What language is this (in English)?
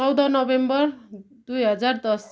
Nepali